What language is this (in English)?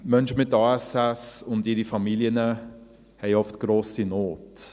Swiss German